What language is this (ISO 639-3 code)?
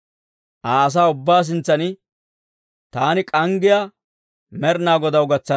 dwr